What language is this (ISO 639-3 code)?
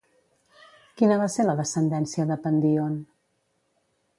cat